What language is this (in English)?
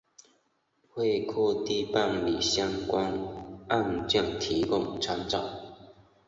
Chinese